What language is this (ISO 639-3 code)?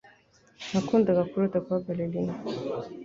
kin